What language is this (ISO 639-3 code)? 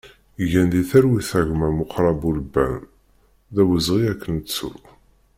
kab